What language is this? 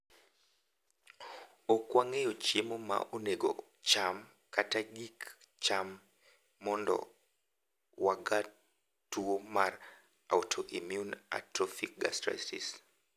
Luo (Kenya and Tanzania)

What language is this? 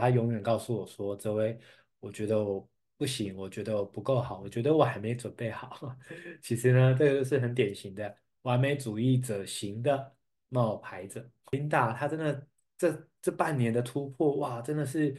Chinese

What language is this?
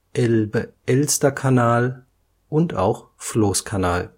German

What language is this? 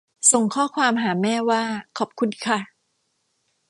Thai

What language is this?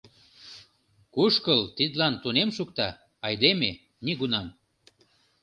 Mari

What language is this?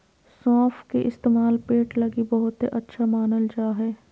Magahi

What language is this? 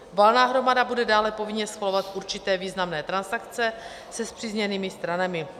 Czech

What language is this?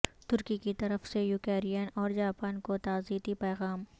Urdu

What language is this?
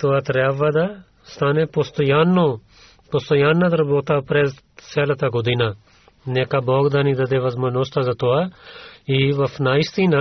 Bulgarian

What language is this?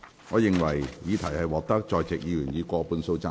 Cantonese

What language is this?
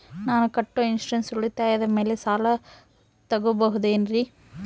Kannada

